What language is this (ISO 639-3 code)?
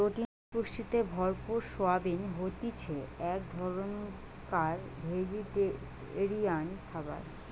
ben